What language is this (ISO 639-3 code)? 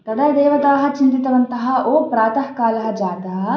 san